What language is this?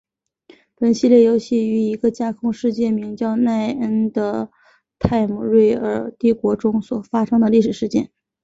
Chinese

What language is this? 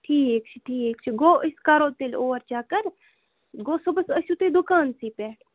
Kashmiri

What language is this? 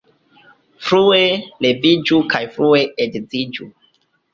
Esperanto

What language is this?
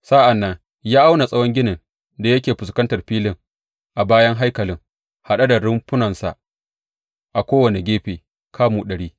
Hausa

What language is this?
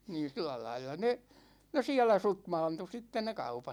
Finnish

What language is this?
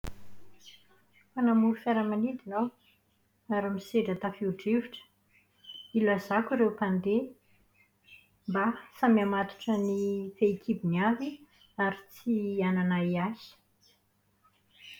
Malagasy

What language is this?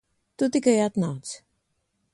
Latvian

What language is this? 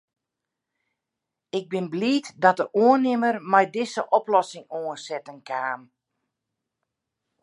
Western Frisian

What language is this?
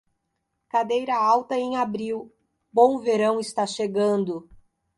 Portuguese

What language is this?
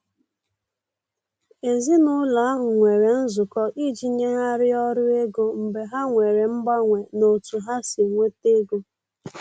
Igbo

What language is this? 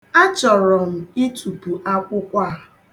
Igbo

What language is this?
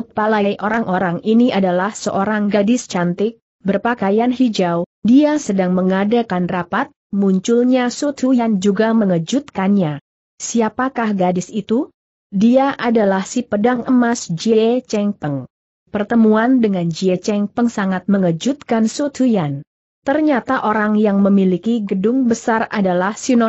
Indonesian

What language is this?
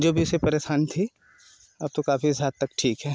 Hindi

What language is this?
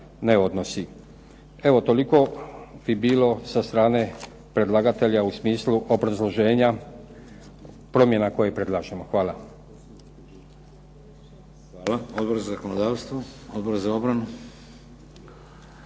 Croatian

